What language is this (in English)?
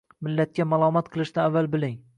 Uzbek